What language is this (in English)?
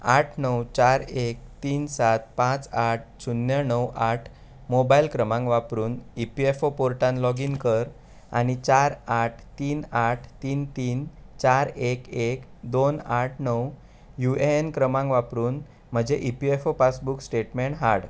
Konkani